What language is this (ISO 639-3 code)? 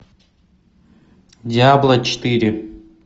rus